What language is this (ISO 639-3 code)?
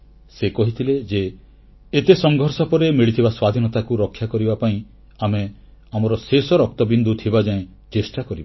ori